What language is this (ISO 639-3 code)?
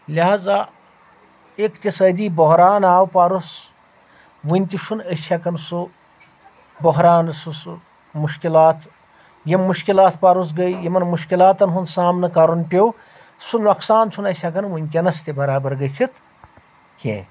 kas